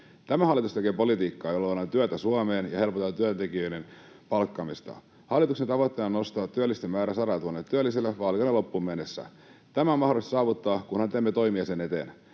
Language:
Finnish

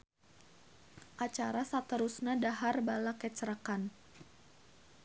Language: Sundanese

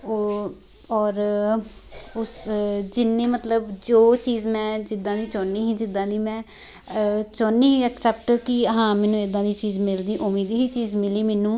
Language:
Punjabi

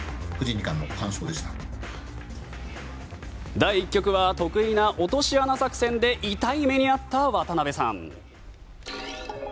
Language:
Japanese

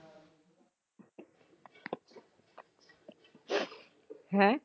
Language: Punjabi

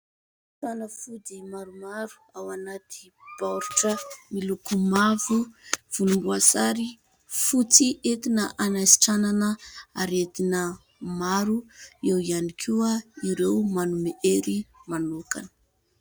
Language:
Malagasy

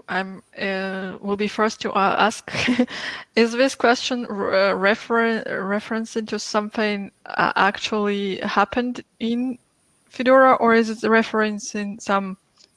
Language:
English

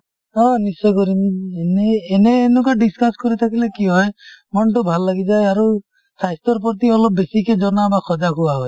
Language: Assamese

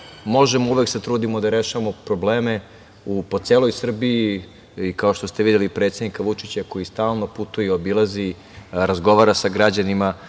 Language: Serbian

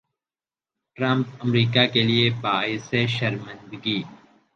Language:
Urdu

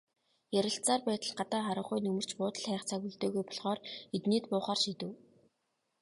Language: Mongolian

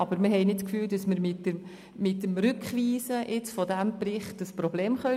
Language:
Swiss German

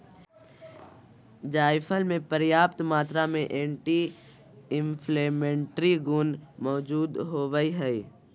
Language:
Magahi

